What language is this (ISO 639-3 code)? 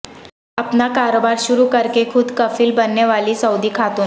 urd